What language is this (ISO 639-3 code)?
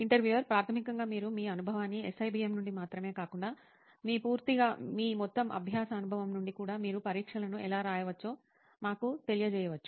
tel